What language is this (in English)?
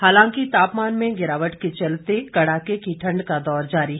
Hindi